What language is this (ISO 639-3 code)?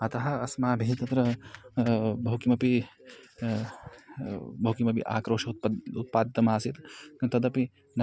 san